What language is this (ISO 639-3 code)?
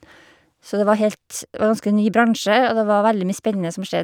nor